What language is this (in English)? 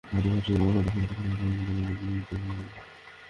Bangla